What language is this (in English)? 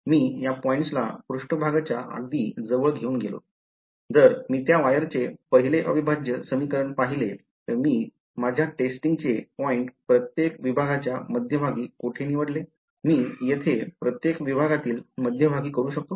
Marathi